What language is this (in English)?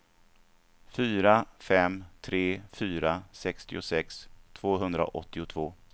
Swedish